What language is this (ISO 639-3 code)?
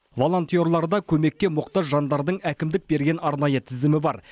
kaz